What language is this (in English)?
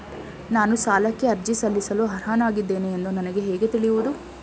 Kannada